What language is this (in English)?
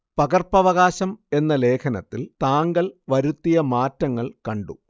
Malayalam